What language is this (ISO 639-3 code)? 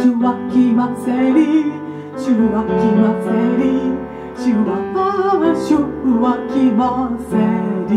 tha